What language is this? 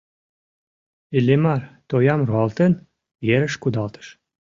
Mari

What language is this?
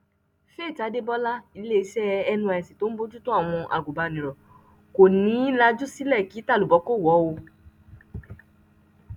Yoruba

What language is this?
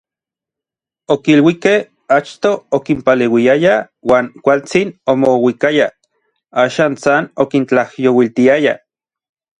Orizaba Nahuatl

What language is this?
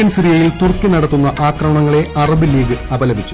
Malayalam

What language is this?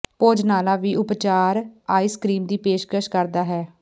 Punjabi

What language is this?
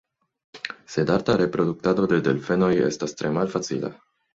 Esperanto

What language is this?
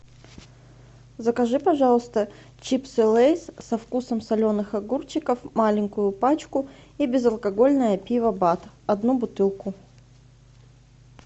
Russian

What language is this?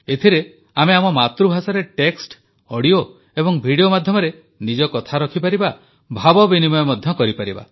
Odia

